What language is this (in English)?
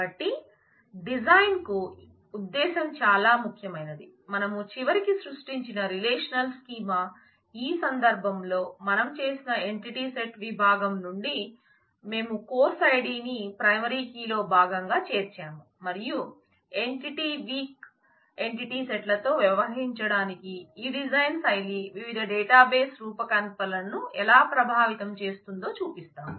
Telugu